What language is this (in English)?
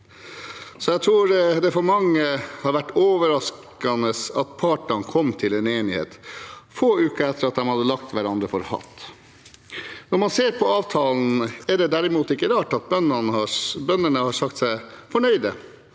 Norwegian